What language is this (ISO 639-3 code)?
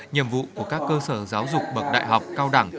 vie